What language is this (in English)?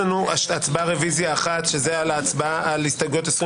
Hebrew